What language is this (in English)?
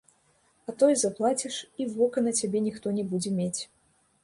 Belarusian